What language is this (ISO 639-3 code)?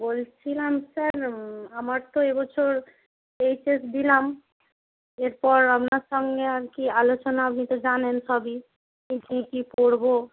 ben